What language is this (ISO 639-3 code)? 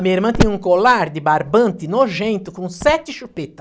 por